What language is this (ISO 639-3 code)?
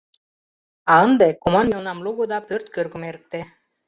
chm